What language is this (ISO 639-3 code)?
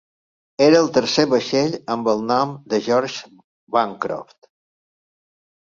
cat